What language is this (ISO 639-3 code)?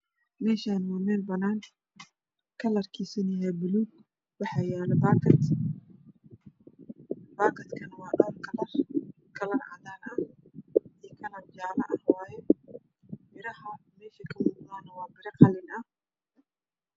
som